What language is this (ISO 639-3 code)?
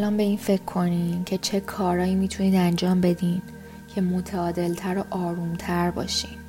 fas